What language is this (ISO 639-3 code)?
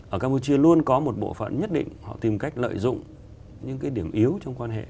vie